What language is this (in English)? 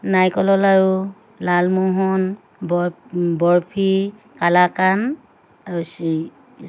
Assamese